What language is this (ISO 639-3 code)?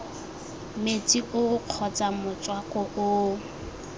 tsn